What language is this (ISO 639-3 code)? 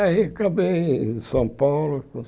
por